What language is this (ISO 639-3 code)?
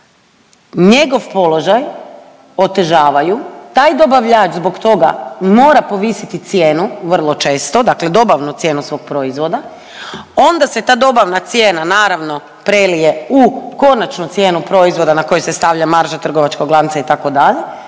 hrv